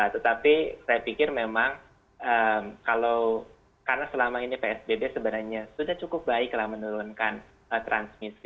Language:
Indonesian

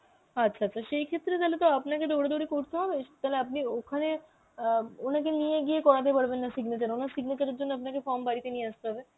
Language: Bangla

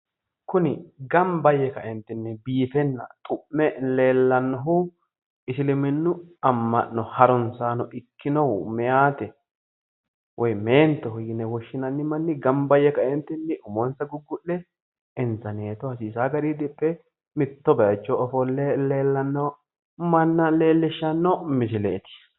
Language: Sidamo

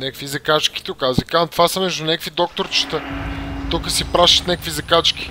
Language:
Bulgarian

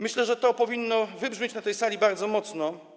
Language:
Polish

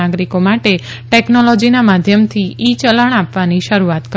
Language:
Gujarati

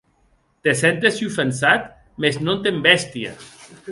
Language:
Occitan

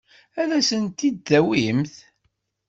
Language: Kabyle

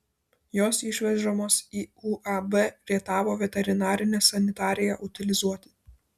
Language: Lithuanian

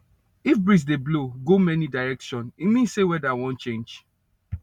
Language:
Nigerian Pidgin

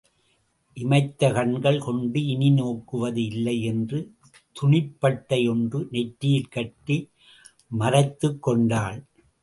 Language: Tamil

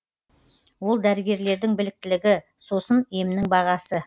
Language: Kazakh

